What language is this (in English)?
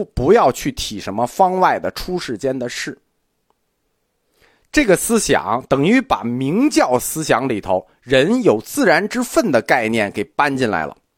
Chinese